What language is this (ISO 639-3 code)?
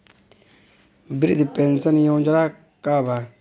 bho